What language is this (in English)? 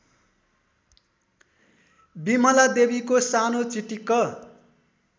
Nepali